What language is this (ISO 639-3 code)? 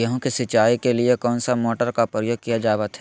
mag